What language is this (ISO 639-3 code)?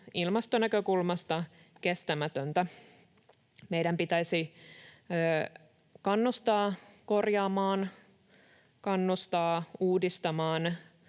fin